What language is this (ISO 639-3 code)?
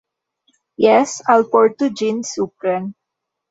epo